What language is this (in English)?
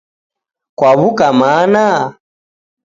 Taita